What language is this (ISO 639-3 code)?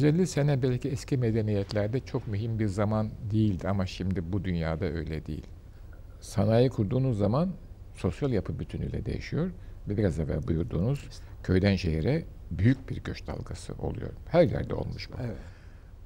tur